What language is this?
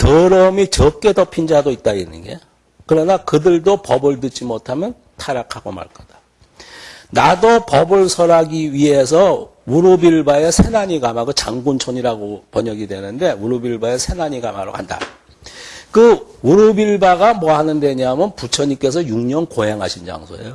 Korean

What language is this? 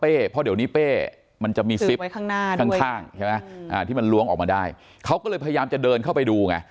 Thai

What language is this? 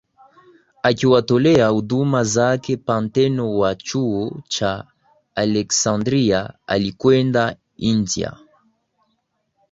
Swahili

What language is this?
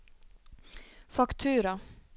Norwegian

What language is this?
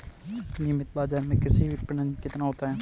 Hindi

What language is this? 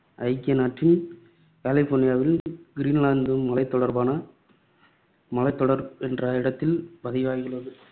Tamil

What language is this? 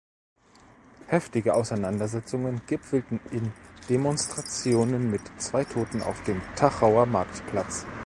German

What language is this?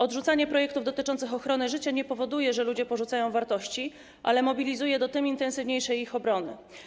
Polish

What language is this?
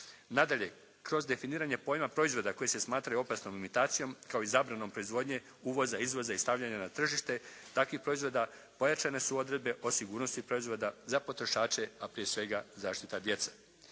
Croatian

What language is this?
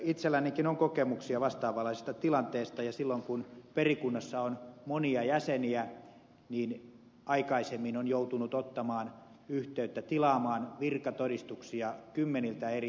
Finnish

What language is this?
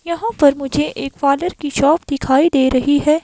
Hindi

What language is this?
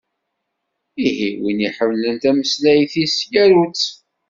Kabyle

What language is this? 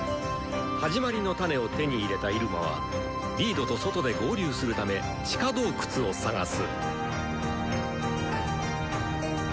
Japanese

